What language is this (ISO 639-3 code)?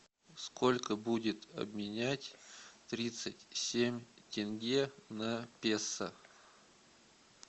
rus